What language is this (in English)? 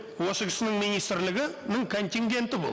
Kazakh